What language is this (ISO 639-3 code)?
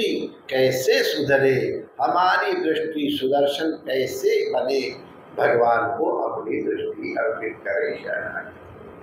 hin